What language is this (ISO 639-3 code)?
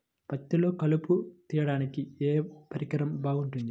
tel